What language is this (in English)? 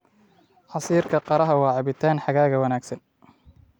Somali